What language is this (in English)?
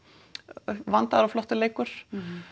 Icelandic